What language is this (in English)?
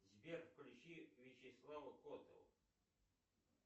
Russian